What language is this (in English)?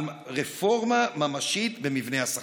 Hebrew